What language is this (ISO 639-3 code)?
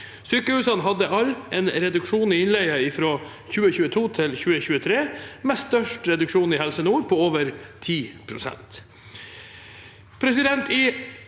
nor